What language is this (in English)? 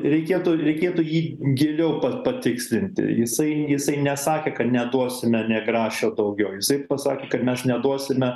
Lithuanian